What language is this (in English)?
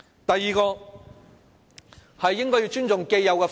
Cantonese